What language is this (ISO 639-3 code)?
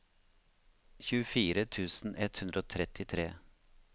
nor